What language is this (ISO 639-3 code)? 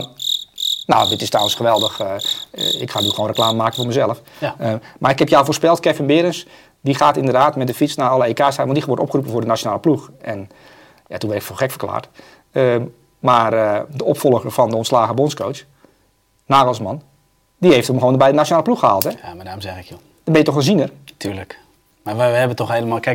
nld